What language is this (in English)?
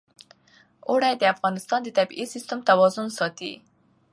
Pashto